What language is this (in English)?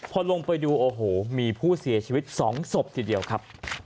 Thai